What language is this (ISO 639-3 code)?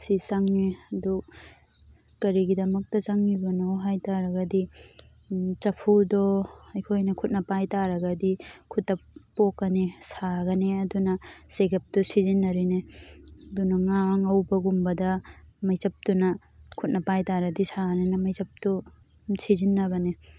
mni